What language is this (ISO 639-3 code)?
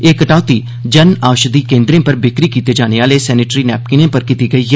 doi